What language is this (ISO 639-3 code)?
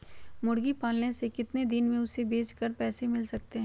mag